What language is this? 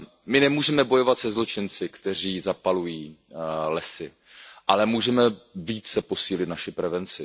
Czech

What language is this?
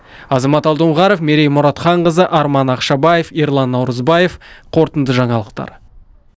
Kazakh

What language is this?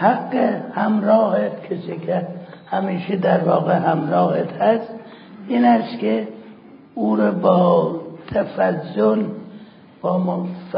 Persian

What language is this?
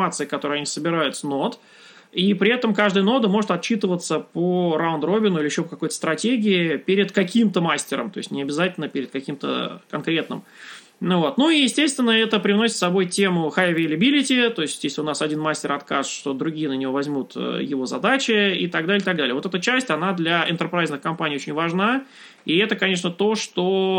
Russian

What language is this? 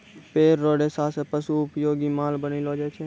Maithili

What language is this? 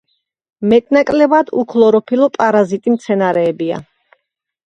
Georgian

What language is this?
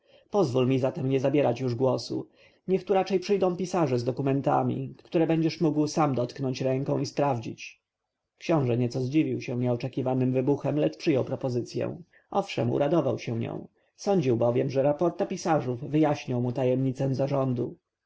Polish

